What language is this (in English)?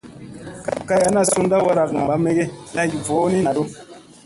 Musey